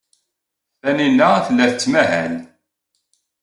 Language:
Kabyle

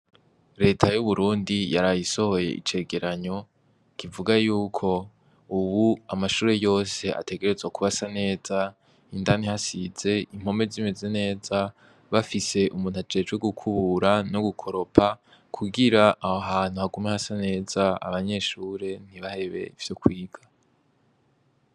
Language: Rundi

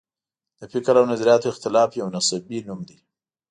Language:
Pashto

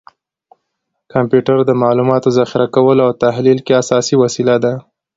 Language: Pashto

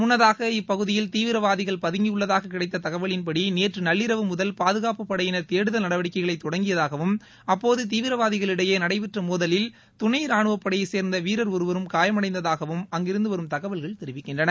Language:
Tamil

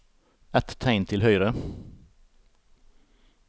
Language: Norwegian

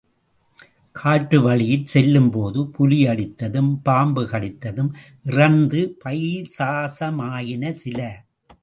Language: Tamil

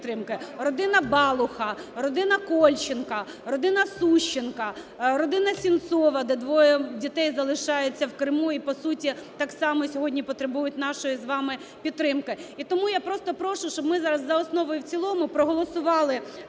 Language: Ukrainian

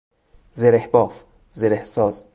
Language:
Persian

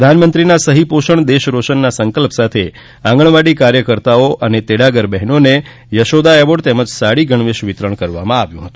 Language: Gujarati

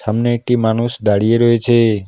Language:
Bangla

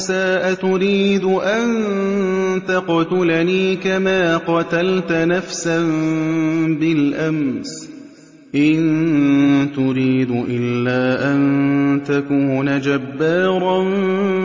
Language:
Arabic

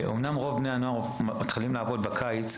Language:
Hebrew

